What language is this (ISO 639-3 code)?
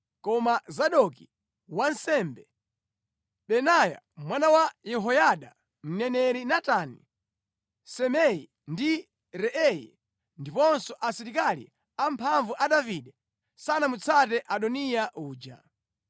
nya